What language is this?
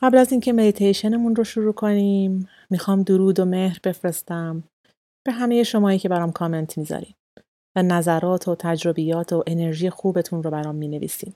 Persian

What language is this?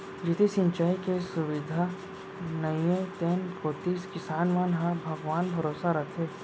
Chhattisgarhi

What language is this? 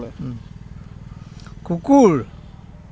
Assamese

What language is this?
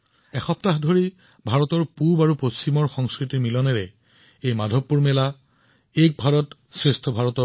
Assamese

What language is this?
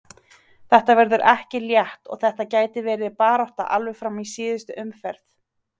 Icelandic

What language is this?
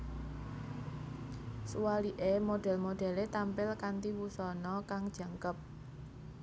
Javanese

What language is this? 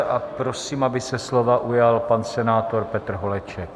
Czech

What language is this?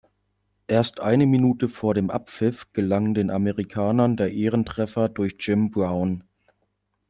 German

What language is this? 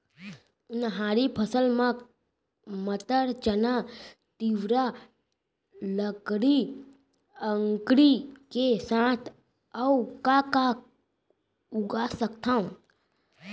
Chhattisgarhi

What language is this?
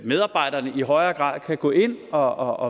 Danish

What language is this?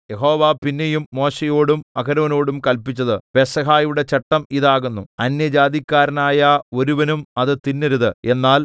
Malayalam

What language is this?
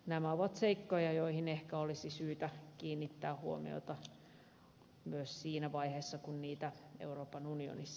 Finnish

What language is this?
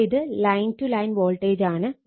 Malayalam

